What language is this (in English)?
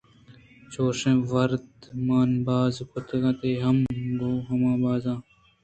Eastern Balochi